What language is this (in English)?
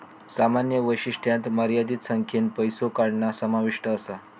Marathi